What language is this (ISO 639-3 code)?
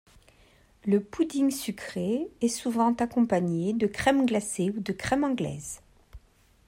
fra